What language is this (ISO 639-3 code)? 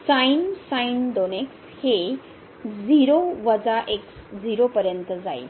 mar